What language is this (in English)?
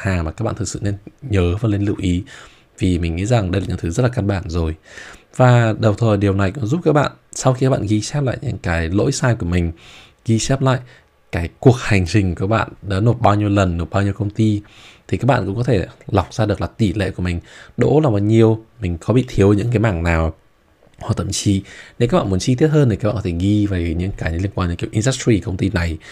Vietnamese